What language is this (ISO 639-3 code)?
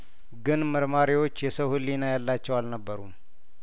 amh